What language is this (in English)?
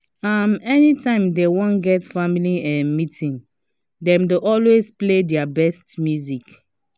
Nigerian Pidgin